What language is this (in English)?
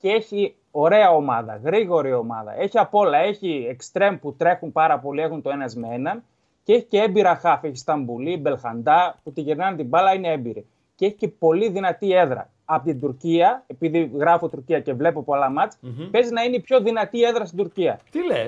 Greek